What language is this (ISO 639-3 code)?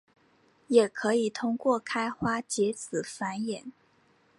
zho